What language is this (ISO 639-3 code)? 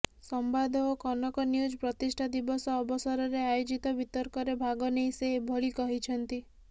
ori